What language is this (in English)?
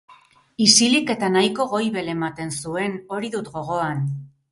Basque